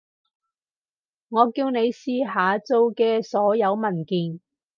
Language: Cantonese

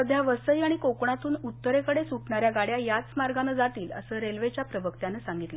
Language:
Marathi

